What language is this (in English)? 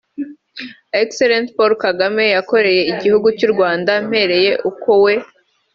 Kinyarwanda